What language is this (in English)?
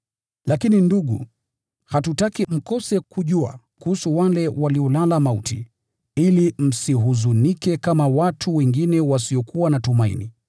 Swahili